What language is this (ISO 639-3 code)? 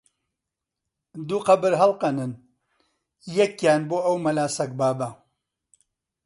ckb